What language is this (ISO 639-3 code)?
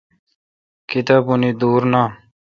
xka